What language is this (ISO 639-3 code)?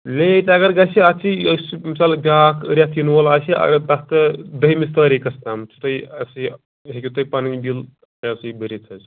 kas